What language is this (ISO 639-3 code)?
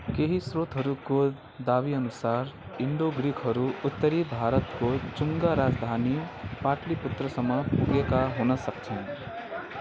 nep